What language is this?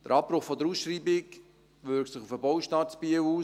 Swiss German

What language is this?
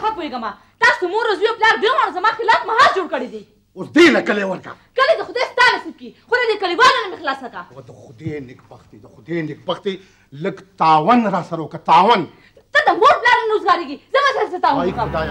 Hindi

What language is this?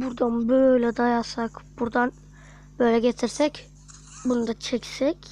Turkish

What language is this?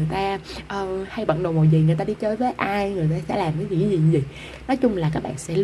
Vietnamese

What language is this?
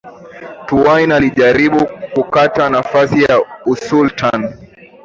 Swahili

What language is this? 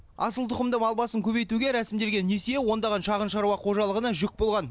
Kazakh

